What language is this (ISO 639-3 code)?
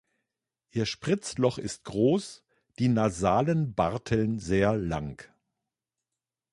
deu